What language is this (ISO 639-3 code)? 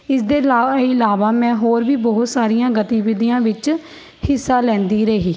pan